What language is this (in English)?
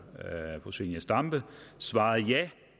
Danish